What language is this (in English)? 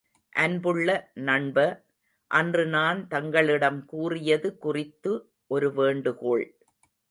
Tamil